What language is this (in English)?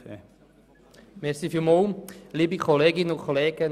Swiss German